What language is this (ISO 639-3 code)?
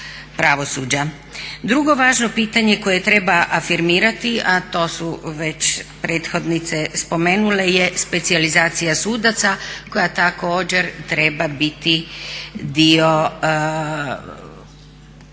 hrv